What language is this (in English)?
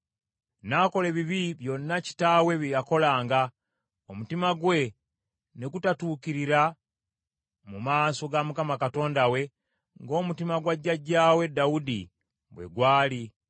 Ganda